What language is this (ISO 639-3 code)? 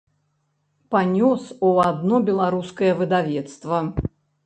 bel